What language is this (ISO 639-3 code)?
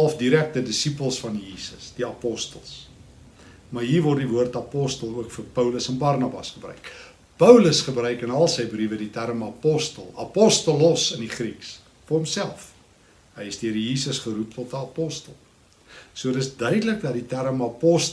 nld